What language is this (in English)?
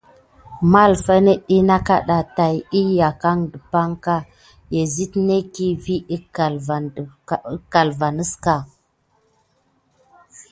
Gidar